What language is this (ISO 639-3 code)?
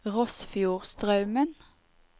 nor